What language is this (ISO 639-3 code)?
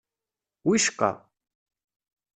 kab